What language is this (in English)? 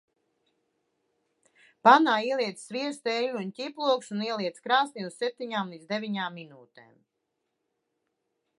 Latvian